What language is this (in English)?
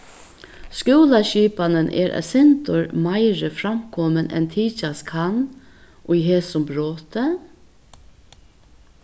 Faroese